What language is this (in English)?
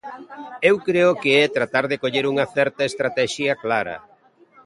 Galician